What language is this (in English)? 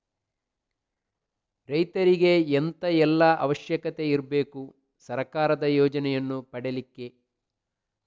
Kannada